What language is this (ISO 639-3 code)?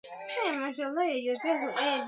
swa